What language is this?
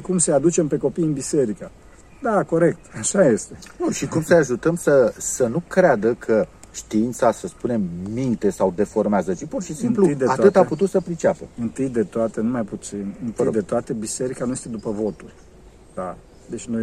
Romanian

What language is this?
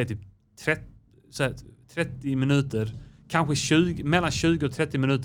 Swedish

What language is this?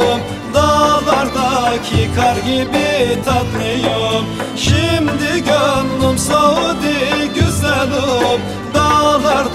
Turkish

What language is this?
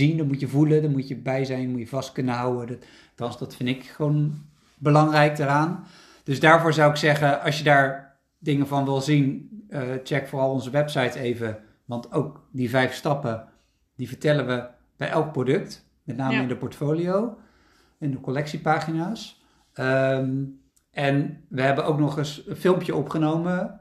Dutch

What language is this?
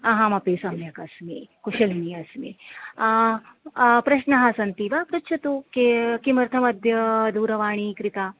Sanskrit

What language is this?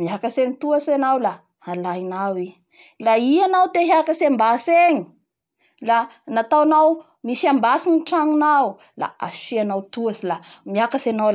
Bara Malagasy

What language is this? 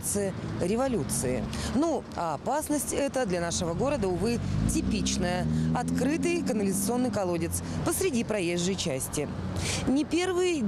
Russian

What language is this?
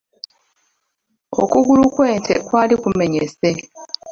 Ganda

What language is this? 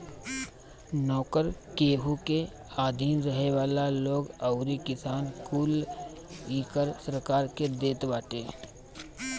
Bhojpuri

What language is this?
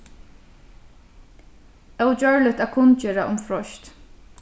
Faroese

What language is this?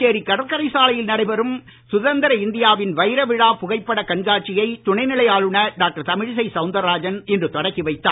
Tamil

